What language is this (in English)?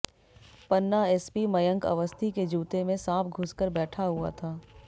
Hindi